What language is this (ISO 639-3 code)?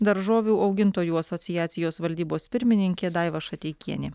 lit